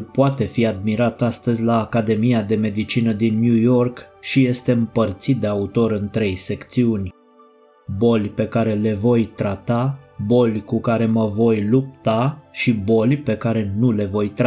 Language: Romanian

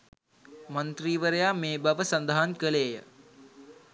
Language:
Sinhala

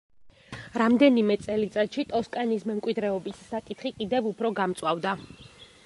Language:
Georgian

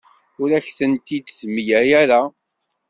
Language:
Kabyle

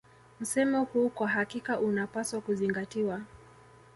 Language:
Swahili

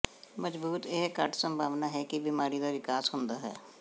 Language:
Punjabi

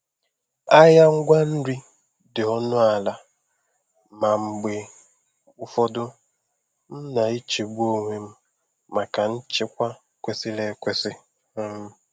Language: Igbo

